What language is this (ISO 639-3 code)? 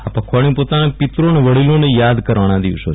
guj